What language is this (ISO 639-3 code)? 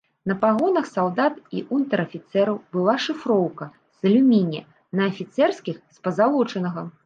bel